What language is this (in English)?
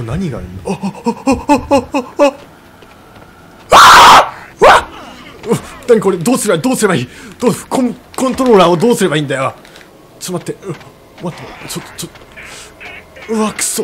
Japanese